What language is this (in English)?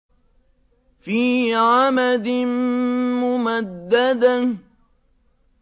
Arabic